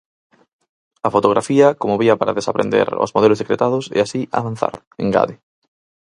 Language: Galician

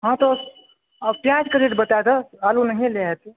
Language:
Maithili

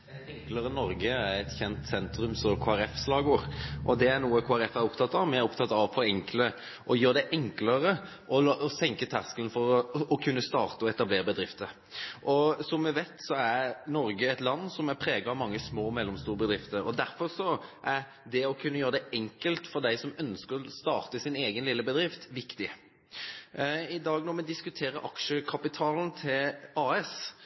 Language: Norwegian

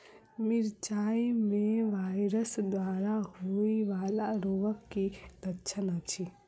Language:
Maithili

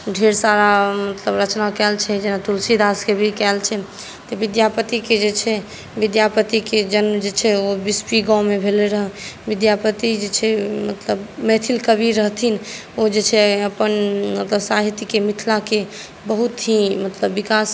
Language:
Maithili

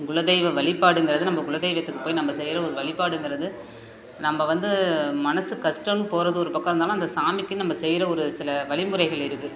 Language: Tamil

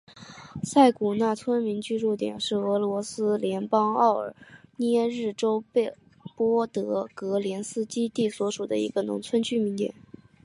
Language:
Chinese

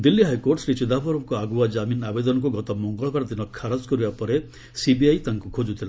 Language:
Odia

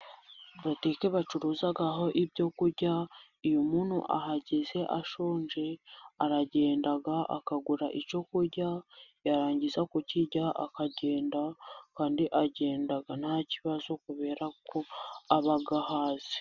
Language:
Kinyarwanda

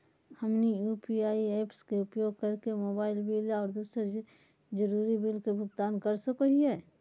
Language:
Magahi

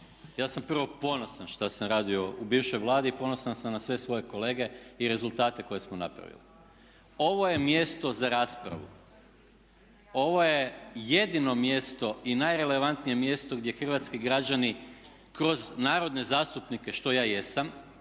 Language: Croatian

